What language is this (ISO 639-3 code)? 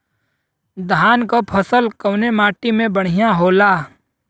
bho